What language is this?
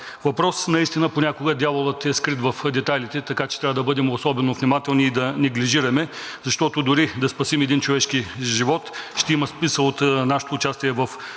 Bulgarian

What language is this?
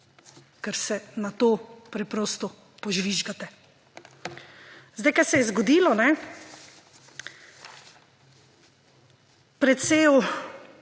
Slovenian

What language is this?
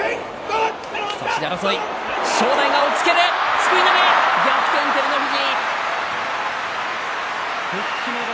Japanese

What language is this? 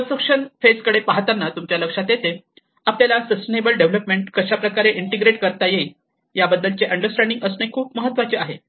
Marathi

